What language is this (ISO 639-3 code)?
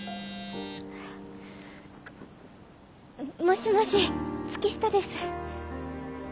jpn